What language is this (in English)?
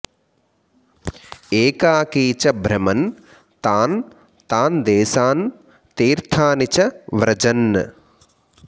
Sanskrit